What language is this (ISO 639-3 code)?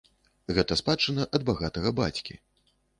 bel